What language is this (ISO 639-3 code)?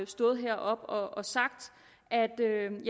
dan